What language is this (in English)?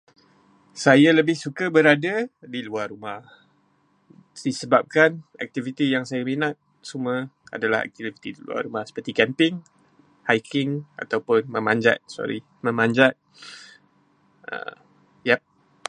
Malay